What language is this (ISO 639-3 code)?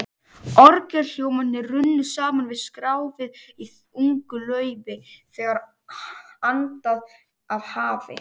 isl